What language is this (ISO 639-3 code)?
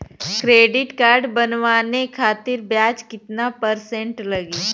bho